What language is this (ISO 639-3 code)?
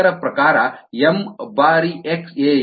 kan